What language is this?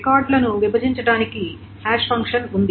Telugu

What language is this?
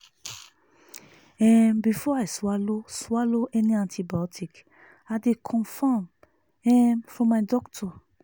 Nigerian Pidgin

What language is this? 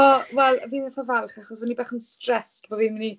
Welsh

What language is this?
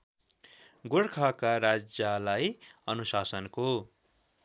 Nepali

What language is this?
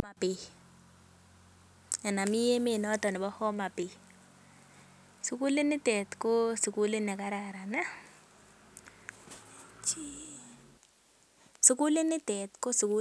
Kalenjin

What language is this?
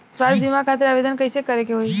Bhojpuri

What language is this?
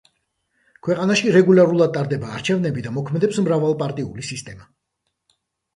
Georgian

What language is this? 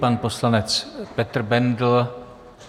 Czech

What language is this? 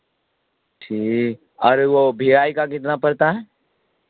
Urdu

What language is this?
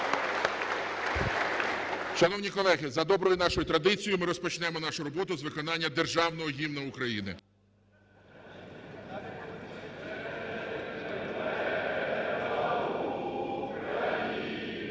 Ukrainian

